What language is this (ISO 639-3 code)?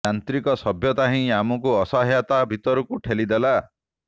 ori